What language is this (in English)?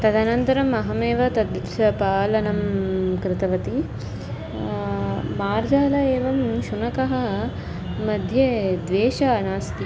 Sanskrit